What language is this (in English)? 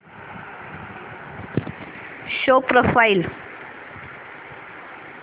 Marathi